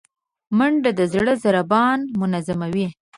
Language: Pashto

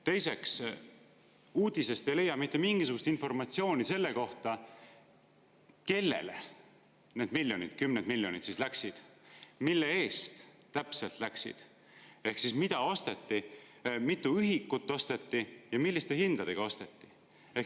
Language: Estonian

